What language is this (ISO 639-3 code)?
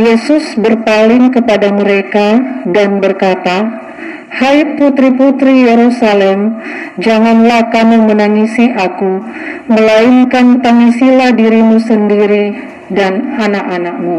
ind